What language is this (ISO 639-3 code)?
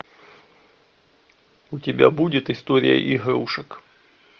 rus